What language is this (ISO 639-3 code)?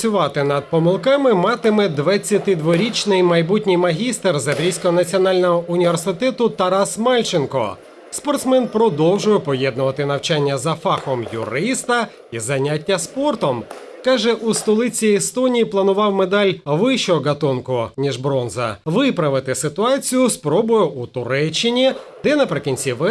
ukr